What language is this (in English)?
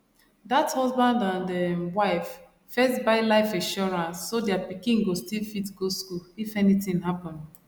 Nigerian Pidgin